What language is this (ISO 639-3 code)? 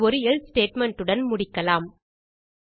tam